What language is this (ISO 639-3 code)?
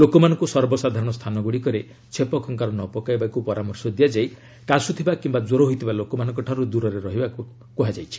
ori